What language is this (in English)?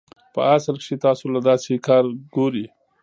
Pashto